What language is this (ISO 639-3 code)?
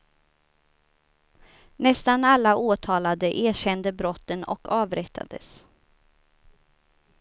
swe